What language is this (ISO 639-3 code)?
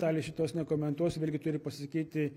lit